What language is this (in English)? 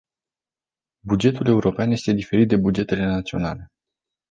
Romanian